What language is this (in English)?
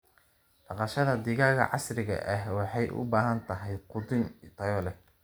Somali